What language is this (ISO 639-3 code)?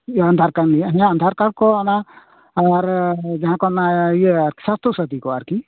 sat